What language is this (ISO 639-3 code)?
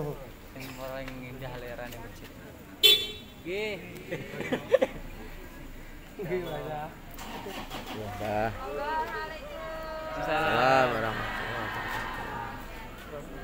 ind